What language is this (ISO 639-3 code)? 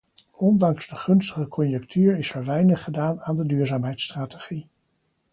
nld